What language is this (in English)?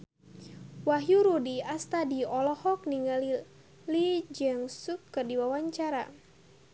Sundanese